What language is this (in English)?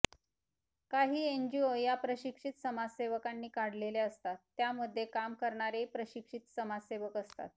Marathi